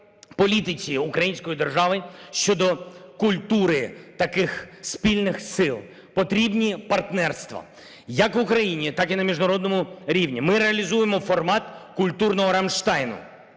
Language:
Ukrainian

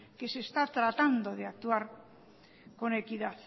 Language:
Spanish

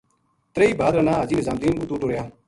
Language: Gujari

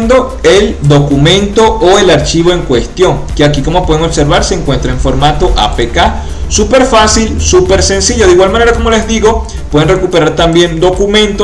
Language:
Spanish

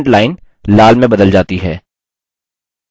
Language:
Hindi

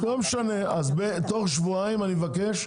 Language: Hebrew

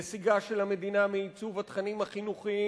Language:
Hebrew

